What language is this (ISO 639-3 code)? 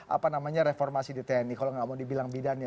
ind